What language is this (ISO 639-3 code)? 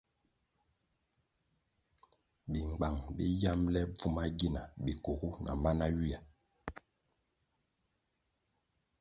nmg